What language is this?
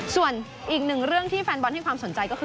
Thai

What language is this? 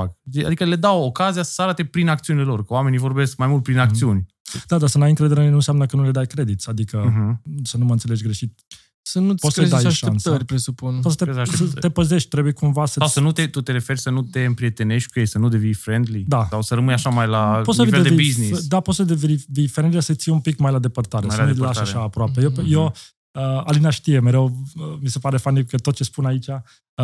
Romanian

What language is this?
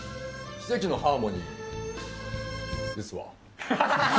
Japanese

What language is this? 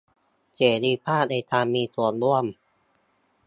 Thai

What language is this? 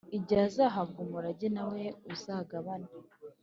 Kinyarwanda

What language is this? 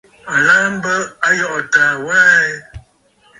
Bafut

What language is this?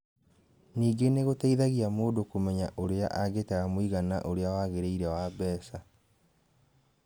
Kikuyu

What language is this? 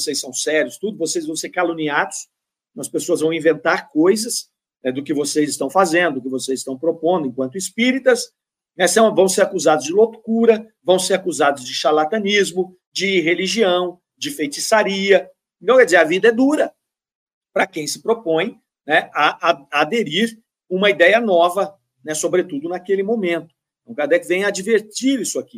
Portuguese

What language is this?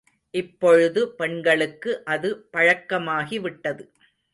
Tamil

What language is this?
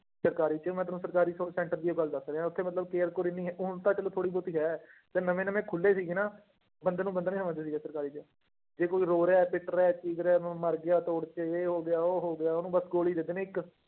Punjabi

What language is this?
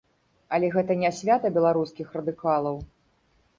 Belarusian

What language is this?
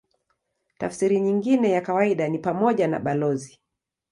Swahili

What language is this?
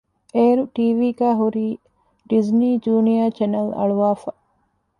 Divehi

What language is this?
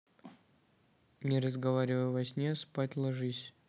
Russian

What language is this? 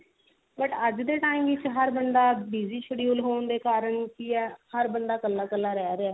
Punjabi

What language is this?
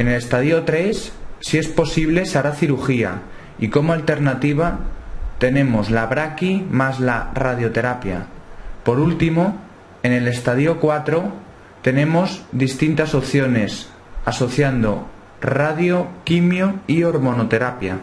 Spanish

